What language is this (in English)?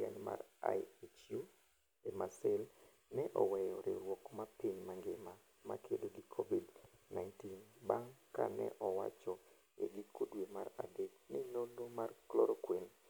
Luo (Kenya and Tanzania)